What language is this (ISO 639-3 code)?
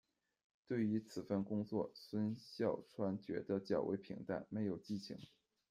zho